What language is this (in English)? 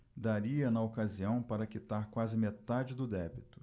Portuguese